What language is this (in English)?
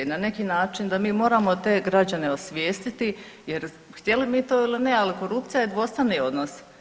Croatian